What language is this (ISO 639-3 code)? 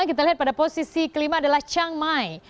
ind